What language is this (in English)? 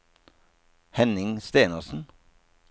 Norwegian